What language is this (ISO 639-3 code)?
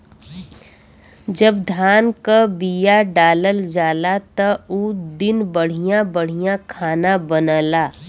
bho